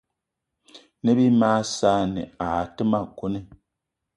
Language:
Eton (Cameroon)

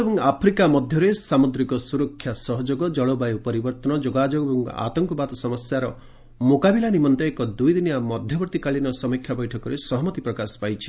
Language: Odia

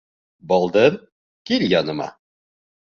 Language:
Bashkir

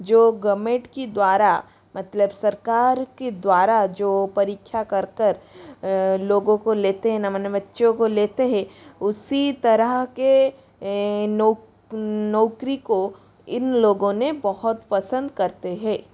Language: Hindi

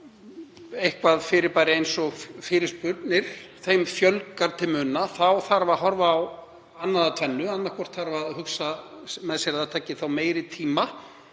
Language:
Icelandic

